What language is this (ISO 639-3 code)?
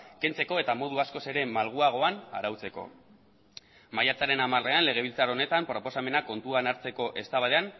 eus